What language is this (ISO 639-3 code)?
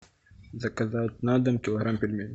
rus